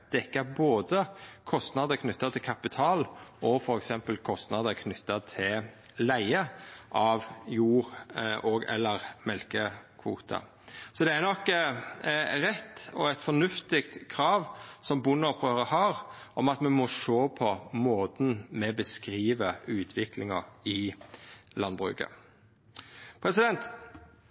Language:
Norwegian Nynorsk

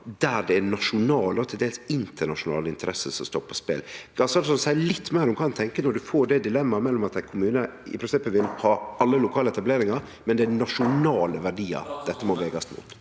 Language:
Norwegian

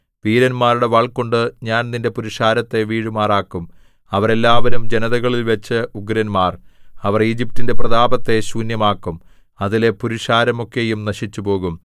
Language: Malayalam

